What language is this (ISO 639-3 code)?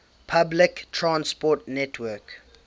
eng